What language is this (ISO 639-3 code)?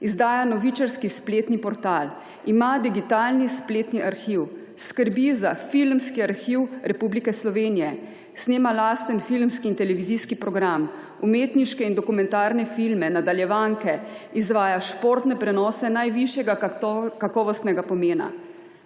slv